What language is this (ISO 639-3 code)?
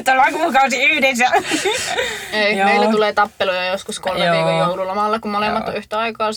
fin